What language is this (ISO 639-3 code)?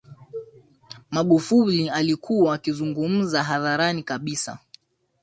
swa